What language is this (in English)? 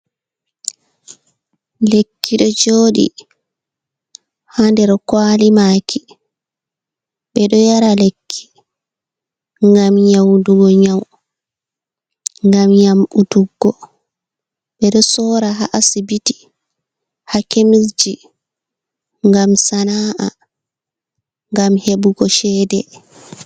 Fula